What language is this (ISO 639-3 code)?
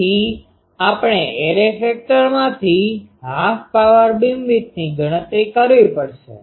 guj